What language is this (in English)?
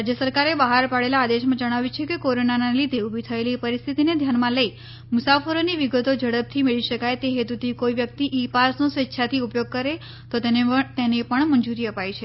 Gujarati